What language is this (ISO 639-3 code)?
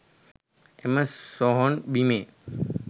sin